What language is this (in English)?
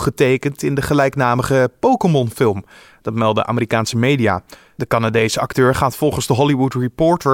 Dutch